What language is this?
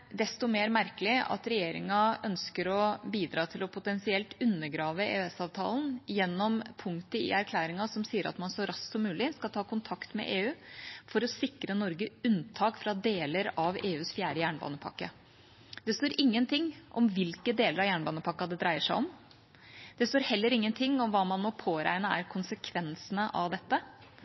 Norwegian Bokmål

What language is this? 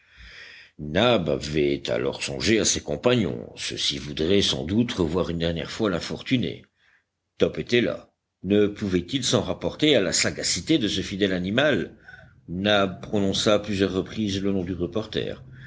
French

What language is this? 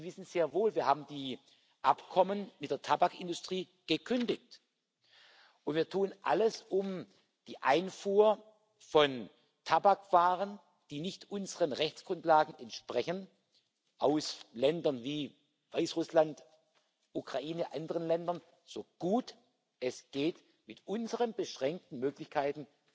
German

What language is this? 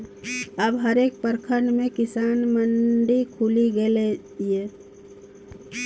Maithili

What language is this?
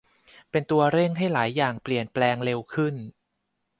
Thai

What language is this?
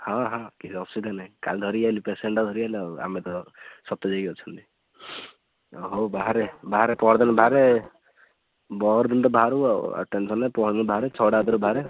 Odia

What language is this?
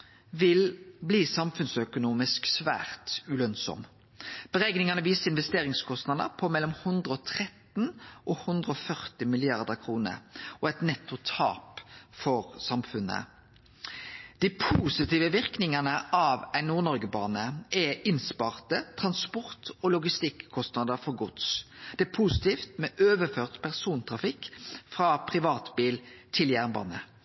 Norwegian Nynorsk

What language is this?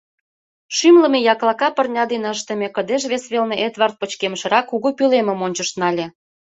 Mari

